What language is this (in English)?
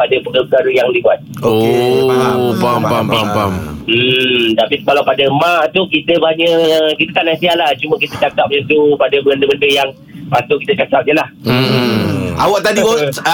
Malay